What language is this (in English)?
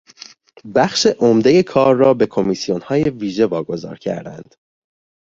Persian